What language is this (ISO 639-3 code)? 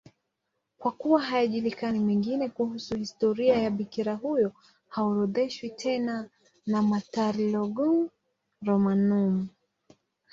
swa